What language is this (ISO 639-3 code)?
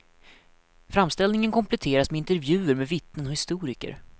swe